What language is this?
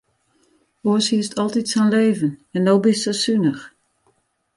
Western Frisian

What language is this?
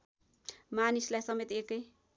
Nepali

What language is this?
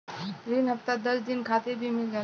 Bhojpuri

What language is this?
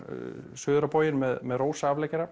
Icelandic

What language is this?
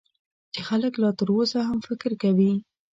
Pashto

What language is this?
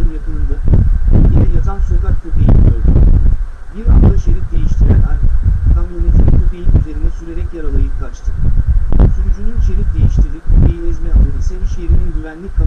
Turkish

